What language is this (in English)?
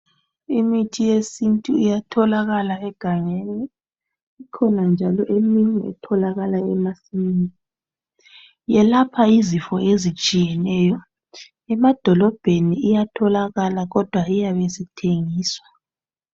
North Ndebele